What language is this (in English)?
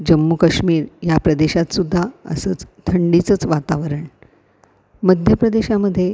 Marathi